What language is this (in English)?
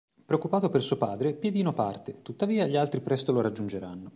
Italian